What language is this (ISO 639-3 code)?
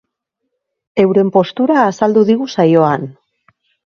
eus